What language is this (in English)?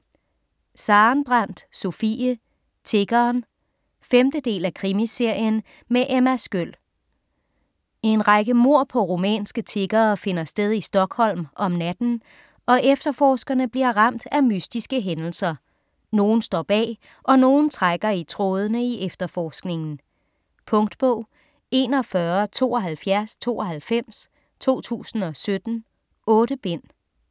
Danish